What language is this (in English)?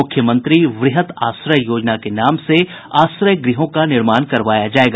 Hindi